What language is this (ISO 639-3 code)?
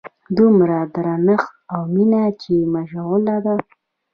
pus